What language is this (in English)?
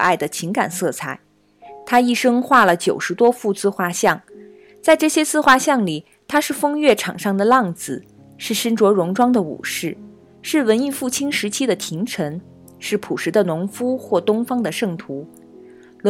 Chinese